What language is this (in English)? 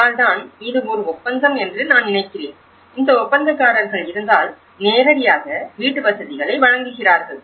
Tamil